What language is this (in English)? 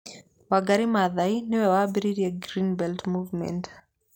Kikuyu